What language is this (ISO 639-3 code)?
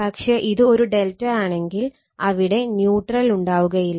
mal